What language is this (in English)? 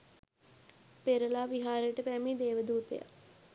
Sinhala